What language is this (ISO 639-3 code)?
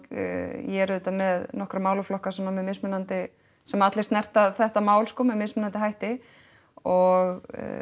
isl